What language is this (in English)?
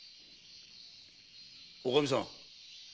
Japanese